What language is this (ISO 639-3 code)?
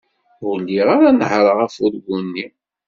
kab